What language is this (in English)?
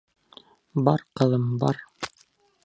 Bashkir